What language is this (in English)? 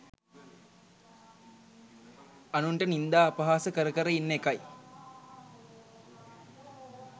Sinhala